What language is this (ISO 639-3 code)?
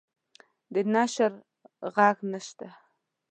pus